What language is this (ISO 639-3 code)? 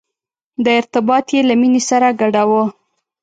pus